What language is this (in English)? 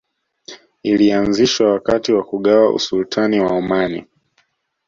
Swahili